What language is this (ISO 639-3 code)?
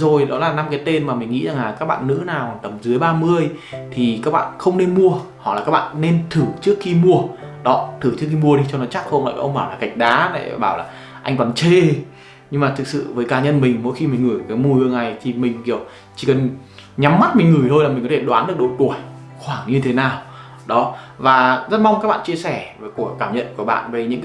vie